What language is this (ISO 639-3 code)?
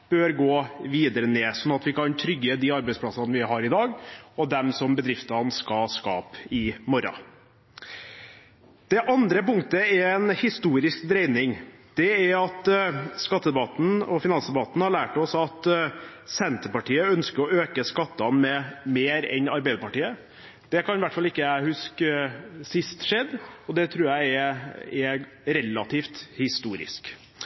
nob